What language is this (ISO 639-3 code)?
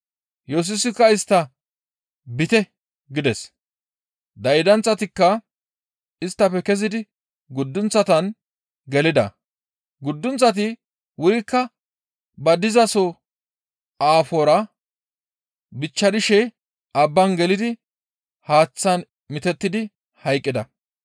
gmv